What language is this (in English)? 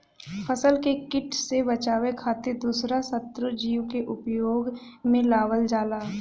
Bhojpuri